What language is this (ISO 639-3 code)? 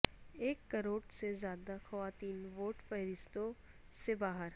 urd